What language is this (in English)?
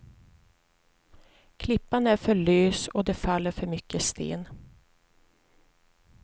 Swedish